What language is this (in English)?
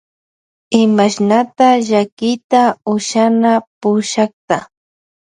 Loja Highland Quichua